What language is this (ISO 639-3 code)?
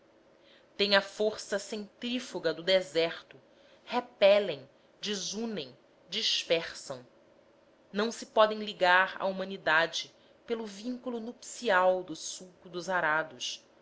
por